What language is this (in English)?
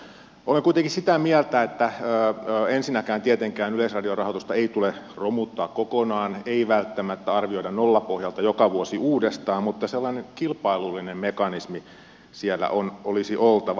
Finnish